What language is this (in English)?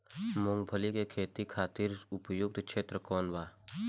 Bhojpuri